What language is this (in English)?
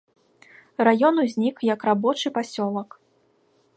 Belarusian